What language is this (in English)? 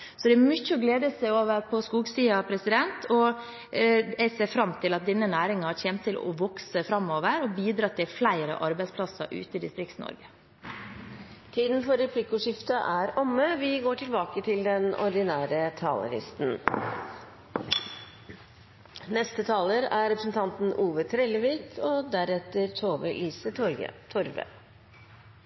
Norwegian